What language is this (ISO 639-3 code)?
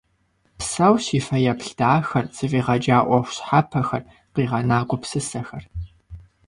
kbd